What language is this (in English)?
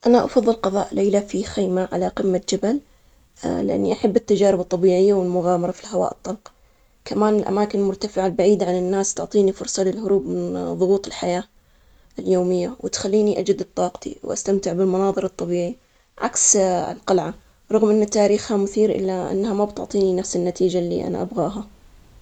Omani Arabic